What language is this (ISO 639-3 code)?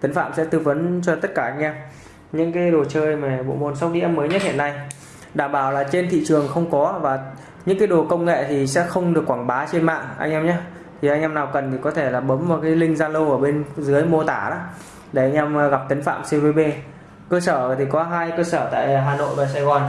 vie